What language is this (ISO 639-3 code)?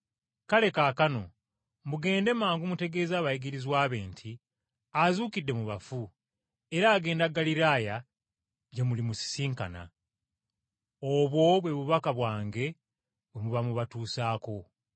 lug